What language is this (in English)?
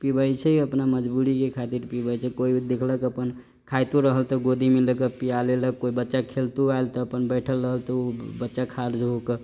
Maithili